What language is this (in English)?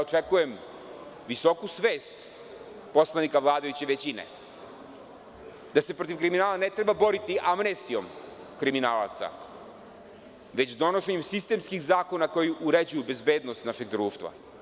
Serbian